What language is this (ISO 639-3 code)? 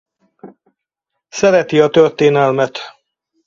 hun